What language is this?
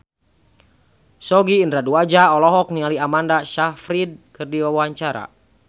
Sundanese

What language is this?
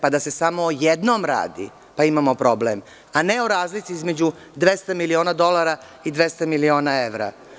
Serbian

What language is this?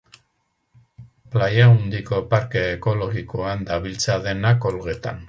Basque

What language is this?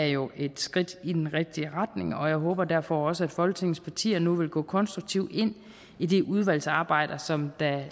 Danish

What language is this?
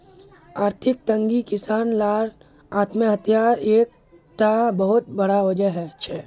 Magahi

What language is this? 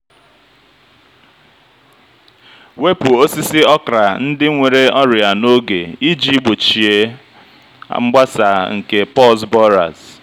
Igbo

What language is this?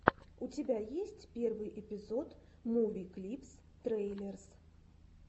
Russian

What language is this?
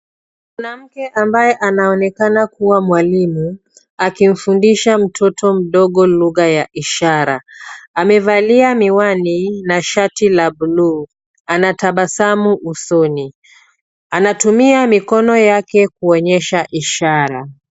Swahili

